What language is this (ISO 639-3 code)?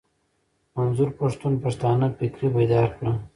pus